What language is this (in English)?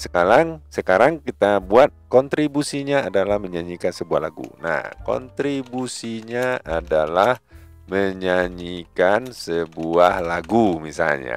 Indonesian